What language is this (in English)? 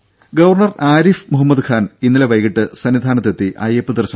Malayalam